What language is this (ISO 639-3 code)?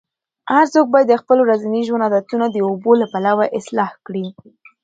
pus